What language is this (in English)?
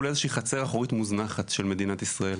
Hebrew